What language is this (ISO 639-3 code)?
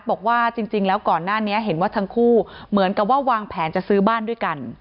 tha